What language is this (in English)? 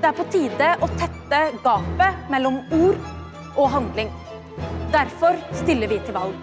Norwegian